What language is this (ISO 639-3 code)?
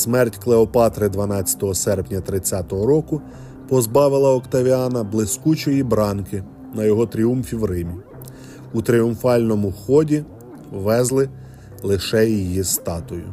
ukr